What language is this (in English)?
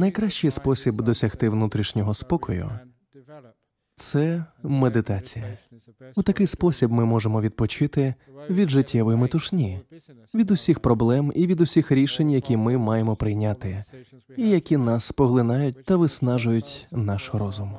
Ukrainian